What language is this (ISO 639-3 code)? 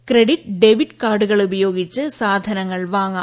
mal